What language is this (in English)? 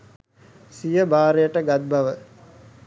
Sinhala